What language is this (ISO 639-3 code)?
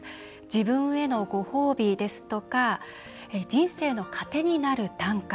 jpn